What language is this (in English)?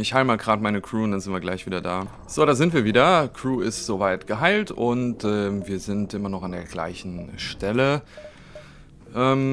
German